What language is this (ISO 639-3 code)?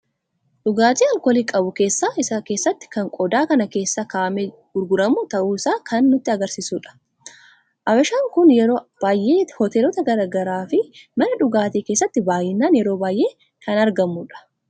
orm